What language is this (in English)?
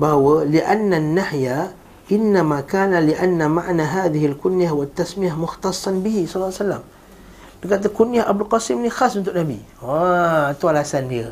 Malay